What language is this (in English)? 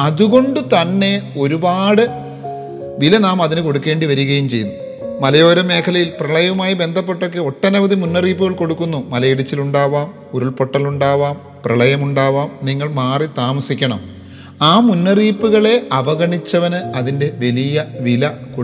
Malayalam